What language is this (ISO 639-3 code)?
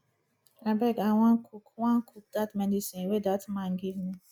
pcm